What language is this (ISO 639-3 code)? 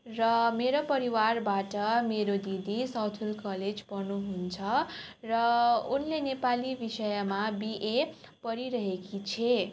nep